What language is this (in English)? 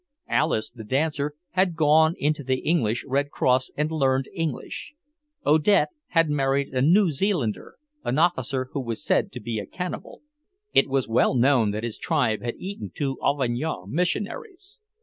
English